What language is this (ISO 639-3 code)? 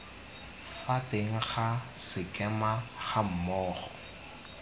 tsn